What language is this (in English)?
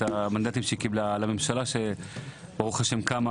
Hebrew